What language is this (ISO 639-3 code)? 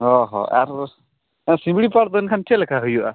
sat